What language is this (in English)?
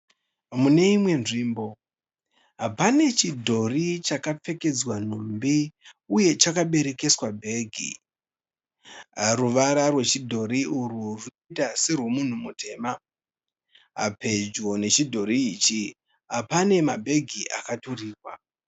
Shona